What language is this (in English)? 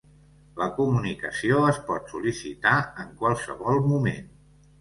Catalan